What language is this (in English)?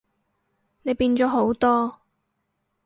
Cantonese